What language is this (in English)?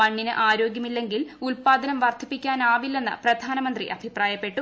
Malayalam